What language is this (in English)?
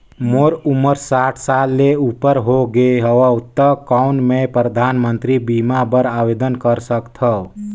Chhattisgarhi